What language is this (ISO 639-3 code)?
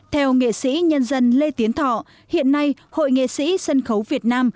vie